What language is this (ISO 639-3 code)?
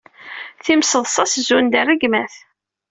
kab